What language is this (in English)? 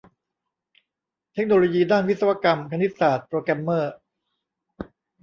Thai